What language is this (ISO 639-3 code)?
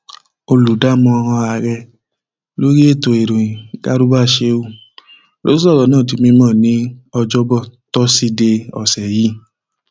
yor